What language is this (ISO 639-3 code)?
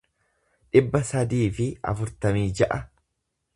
orm